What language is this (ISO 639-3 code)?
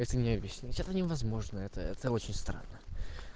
rus